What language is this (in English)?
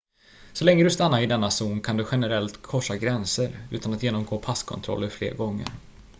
Swedish